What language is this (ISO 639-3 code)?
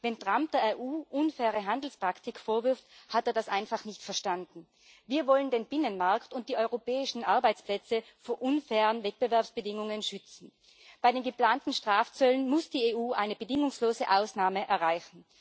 deu